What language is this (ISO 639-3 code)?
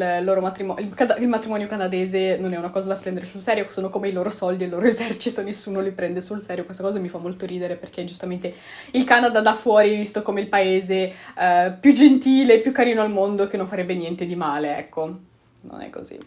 ita